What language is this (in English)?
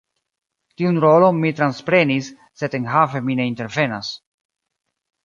Esperanto